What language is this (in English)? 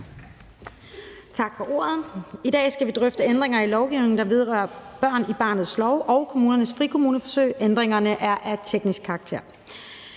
Danish